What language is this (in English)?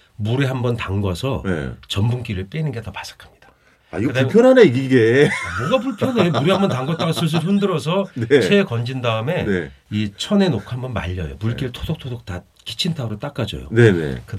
Korean